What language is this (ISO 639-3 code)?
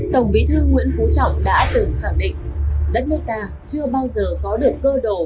vie